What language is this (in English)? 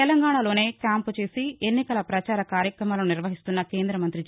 Telugu